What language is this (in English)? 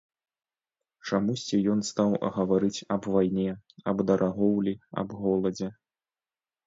Belarusian